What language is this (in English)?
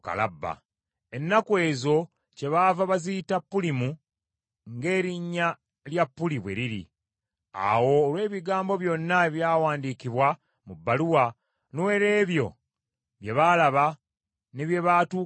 Ganda